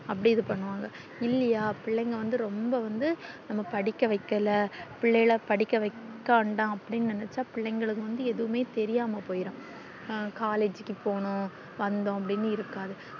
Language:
Tamil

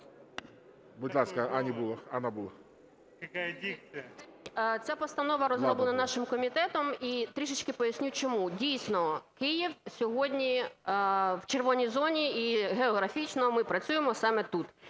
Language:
Ukrainian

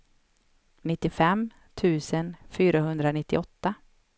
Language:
Swedish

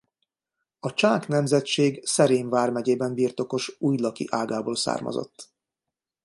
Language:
Hungarian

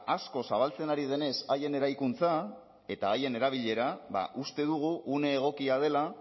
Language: Basque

